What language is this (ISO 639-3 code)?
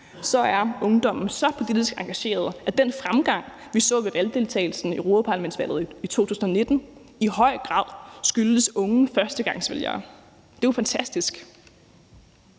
dan